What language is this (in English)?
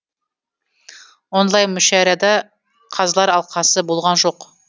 Kazakh